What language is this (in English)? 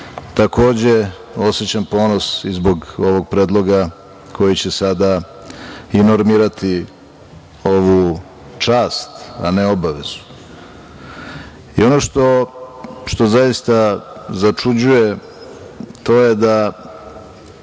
Serbian